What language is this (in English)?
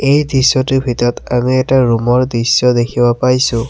Assamese